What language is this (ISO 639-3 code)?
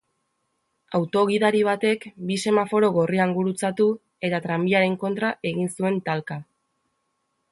eus